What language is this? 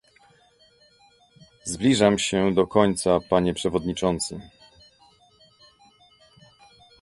Polish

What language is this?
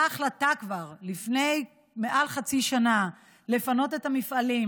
Hebrew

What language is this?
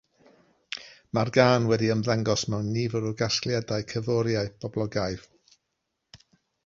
Welsh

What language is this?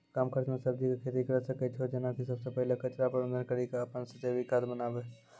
Maithili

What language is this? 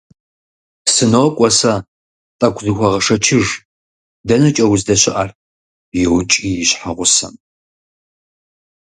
Kabardian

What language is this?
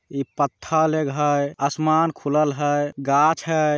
Magahi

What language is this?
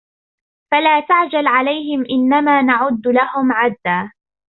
Arabic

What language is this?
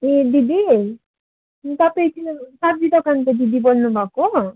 Nepali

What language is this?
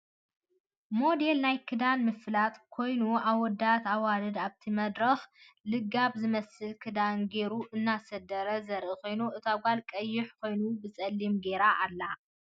Tigrinya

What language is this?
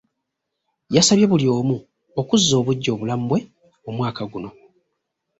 Ganda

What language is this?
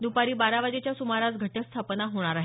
Marathi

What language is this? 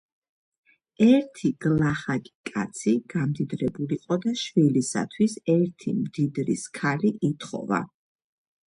Georgian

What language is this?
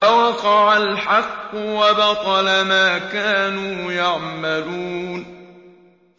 Arabic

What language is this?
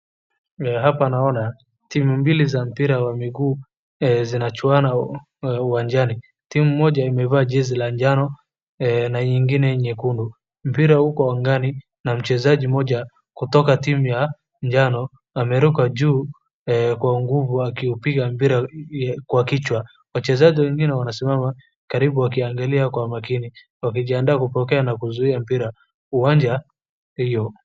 Swahili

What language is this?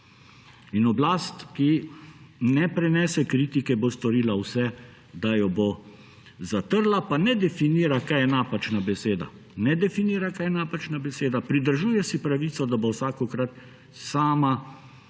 Slovenian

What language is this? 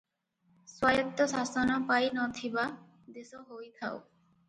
Odia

